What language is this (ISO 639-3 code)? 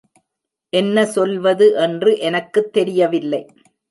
tam